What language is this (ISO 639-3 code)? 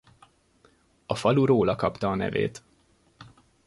hun